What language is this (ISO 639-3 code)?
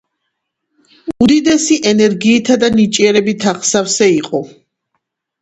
kat